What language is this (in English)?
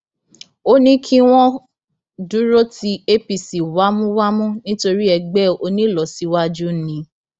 Yoruba